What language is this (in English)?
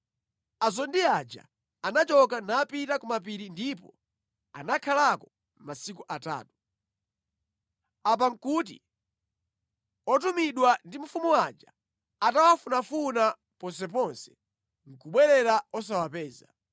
Nyanja